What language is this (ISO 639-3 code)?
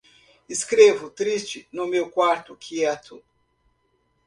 por